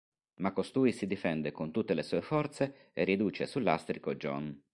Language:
Italian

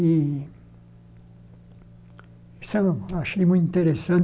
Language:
Portuguese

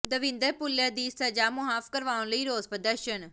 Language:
Punjabi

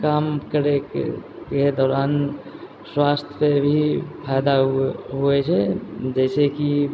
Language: Maithili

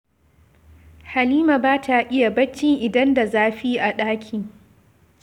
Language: Hausa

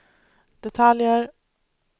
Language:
Swedish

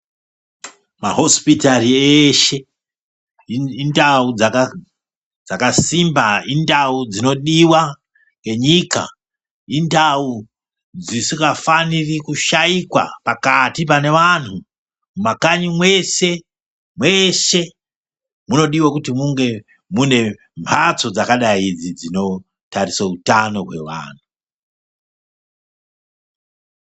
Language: Ndau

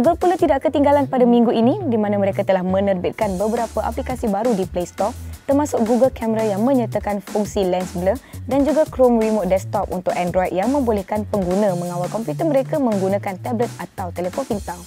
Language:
Malay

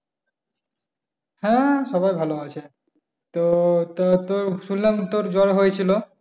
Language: Bangla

